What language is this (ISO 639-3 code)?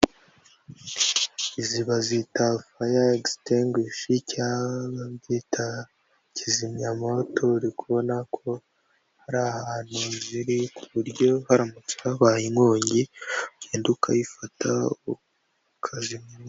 kin